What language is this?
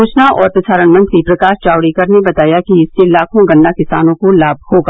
Hindi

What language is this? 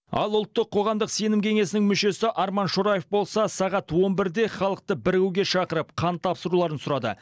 Kazakh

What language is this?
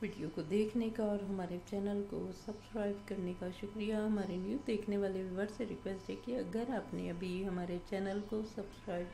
Hindi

